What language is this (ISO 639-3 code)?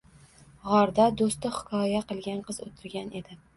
uzb